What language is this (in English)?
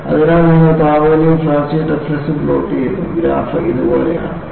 Malayalam